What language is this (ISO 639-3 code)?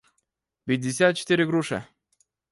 rus